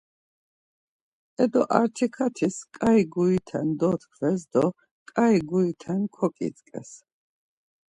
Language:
Laz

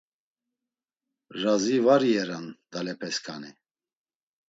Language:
Laz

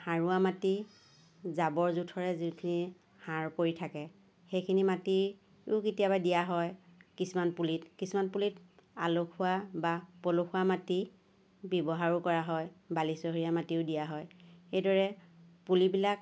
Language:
Assamese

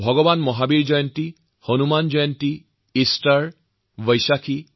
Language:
Assamese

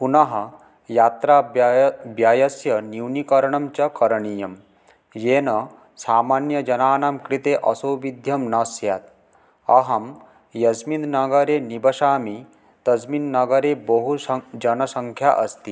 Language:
Sanskrit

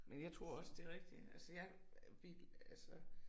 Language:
Danish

